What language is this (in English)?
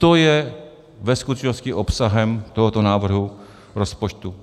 Czech